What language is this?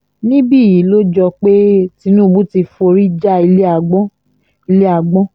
Yoruba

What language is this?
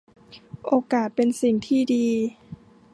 Thai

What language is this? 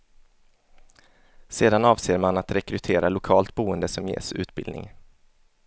Swedish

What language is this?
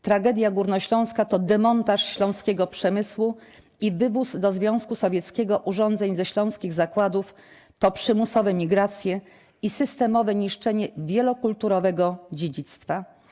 Polish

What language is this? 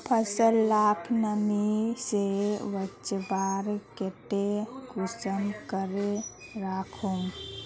Magahi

